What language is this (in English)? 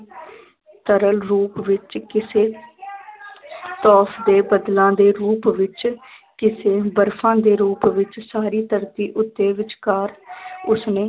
Punjabi